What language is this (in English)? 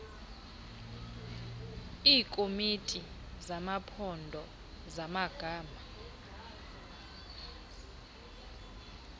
Xhosa